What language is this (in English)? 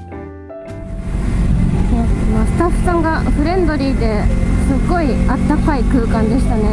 Japanese